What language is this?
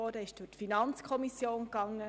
Swiss German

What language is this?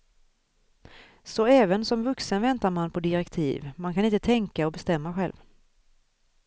Swedish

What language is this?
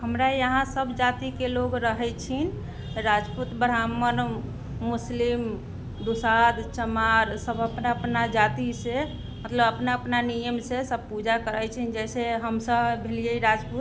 Maithili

